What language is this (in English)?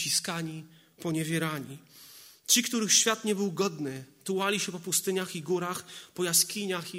Polish